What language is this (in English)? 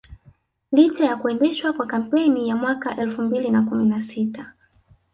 Swahili